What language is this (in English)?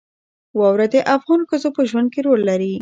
Pashto